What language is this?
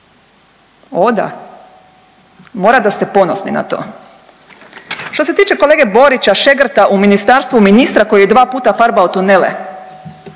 Croatian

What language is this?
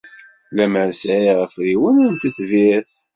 Kabyle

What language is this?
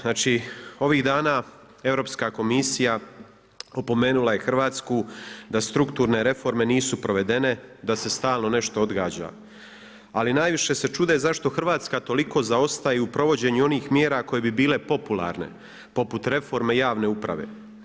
Croatian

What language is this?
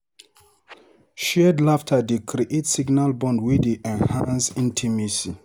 Nigerian Pidgin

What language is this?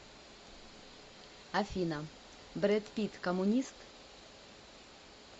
Russian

